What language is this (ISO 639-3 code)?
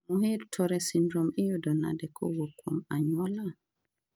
luo